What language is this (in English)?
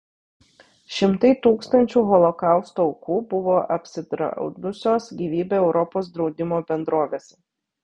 Lithuanian